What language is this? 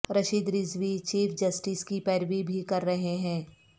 Urdu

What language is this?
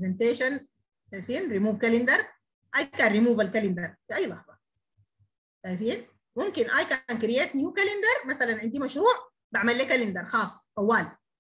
Arabic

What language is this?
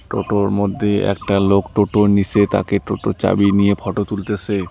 Bangla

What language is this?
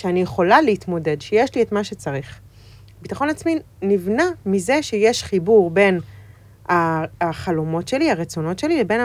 Hebrew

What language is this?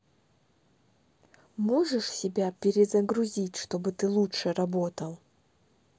Russian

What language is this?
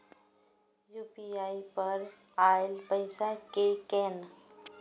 Maithili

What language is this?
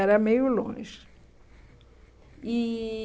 Portuguese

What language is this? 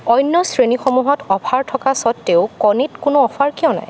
Assamese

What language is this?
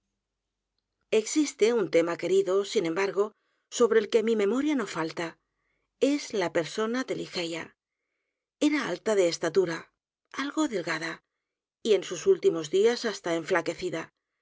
Spanish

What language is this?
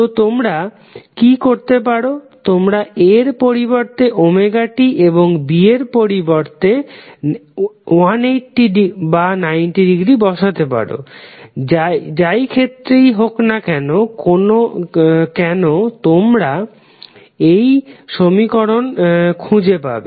Bangla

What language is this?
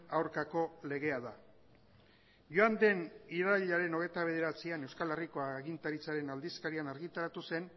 Basque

